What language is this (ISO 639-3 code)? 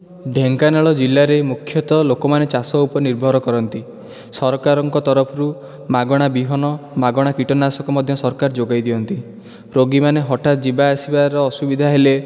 ori